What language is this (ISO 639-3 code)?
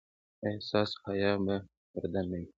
pus